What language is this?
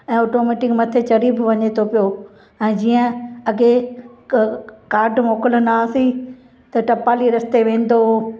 Sindhi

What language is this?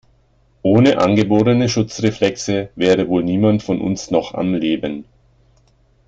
German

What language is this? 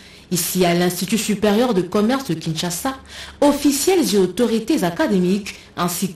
French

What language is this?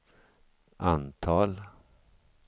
Swedish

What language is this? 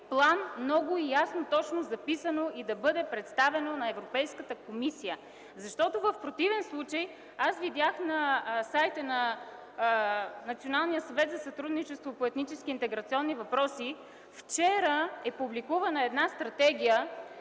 Bulgarian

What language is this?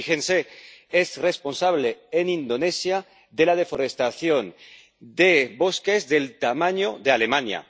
Spanish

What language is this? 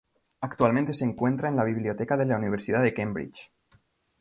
Spanish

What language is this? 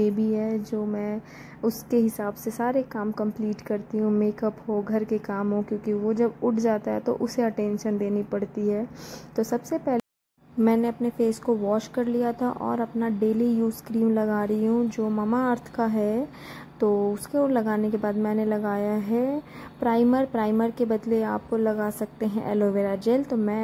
Hindi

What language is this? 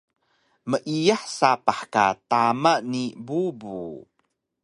Taroko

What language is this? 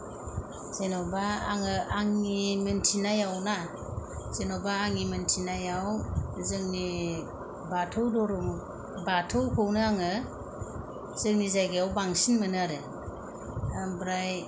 Bodo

